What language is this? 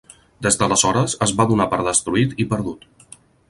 Catalan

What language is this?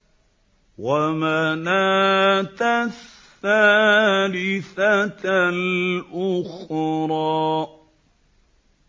Arabic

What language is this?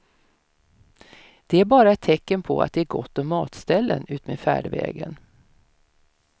Swedish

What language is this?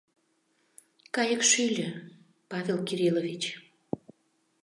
Mari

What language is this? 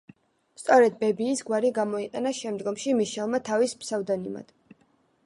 Georgian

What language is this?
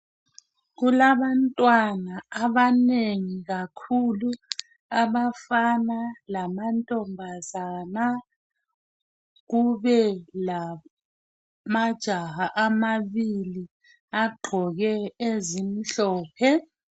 North Ndebele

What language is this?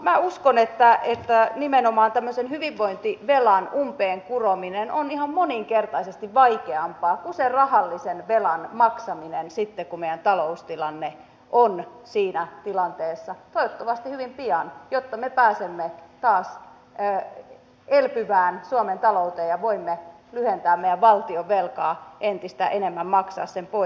Finnish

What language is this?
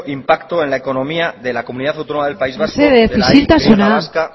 Spanish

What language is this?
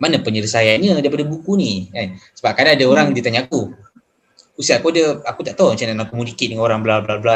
Malay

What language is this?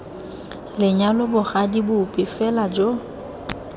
Tswana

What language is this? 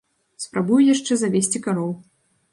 Belarusian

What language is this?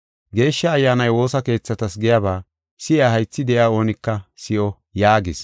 Gofa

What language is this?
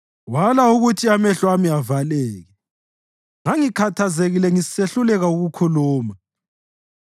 North Ndebele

